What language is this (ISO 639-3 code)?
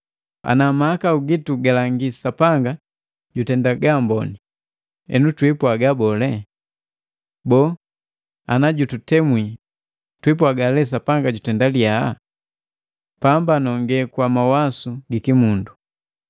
mgv